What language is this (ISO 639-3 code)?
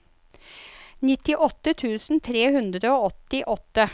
nor